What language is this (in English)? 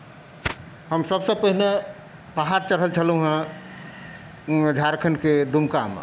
Maithili